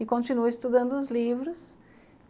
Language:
Portuguese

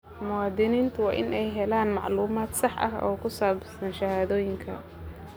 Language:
Somali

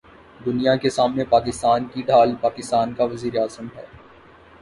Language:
Urdu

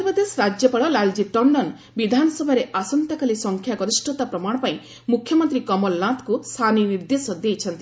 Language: Odia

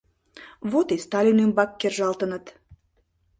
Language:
Mari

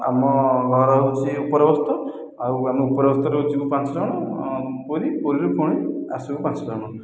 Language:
Odia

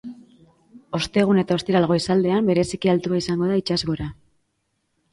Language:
Basque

